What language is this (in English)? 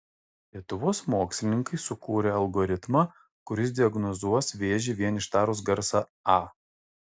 Lithuanian